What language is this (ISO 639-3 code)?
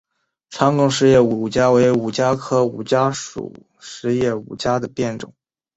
zho